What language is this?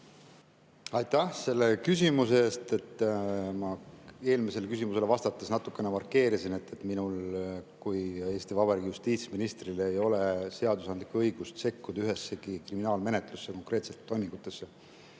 Estonian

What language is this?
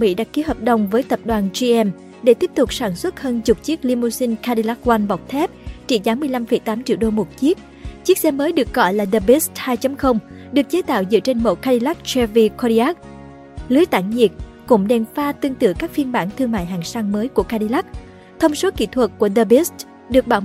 Vietnamese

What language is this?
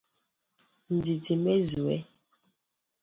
Igbo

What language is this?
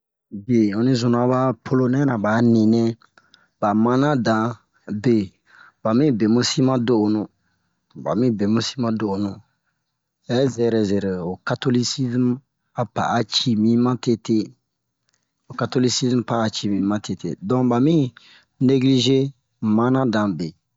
Bomu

